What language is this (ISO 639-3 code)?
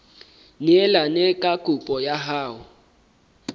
sot